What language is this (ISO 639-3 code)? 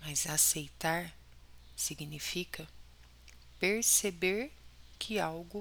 por